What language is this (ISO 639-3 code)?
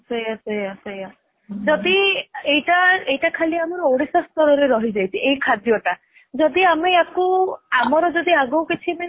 ori